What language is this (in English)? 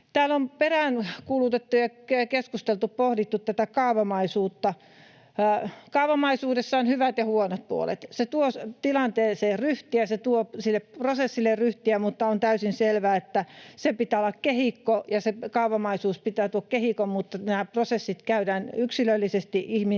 Finnish